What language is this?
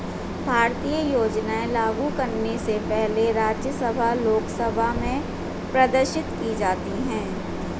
Hindi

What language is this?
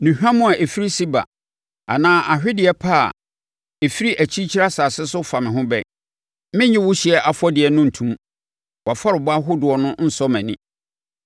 Akan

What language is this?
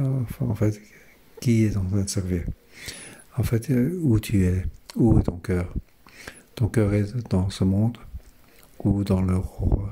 French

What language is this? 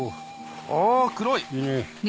Japanese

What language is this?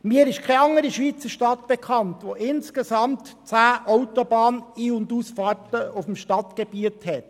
Swiss German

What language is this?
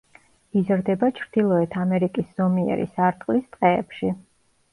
Georgian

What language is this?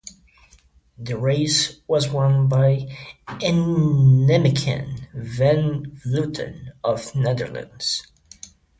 English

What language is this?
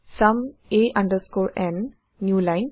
Assamese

